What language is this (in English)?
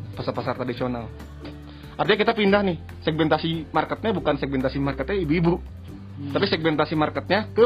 Indonesian